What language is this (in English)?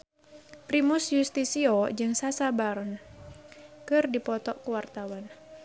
Sundanese